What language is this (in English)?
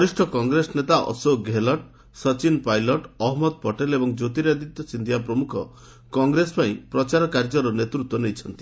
Odia